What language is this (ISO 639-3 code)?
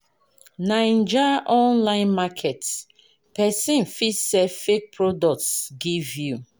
pcm